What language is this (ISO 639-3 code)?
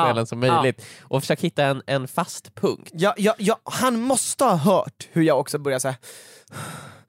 swe